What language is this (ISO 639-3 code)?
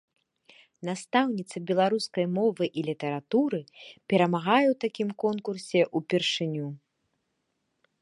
bel